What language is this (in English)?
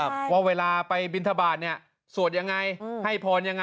Thai